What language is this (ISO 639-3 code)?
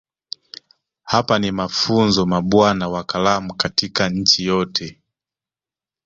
swa